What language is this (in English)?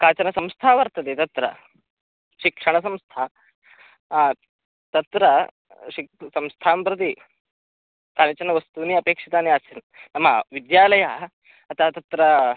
Sanskrit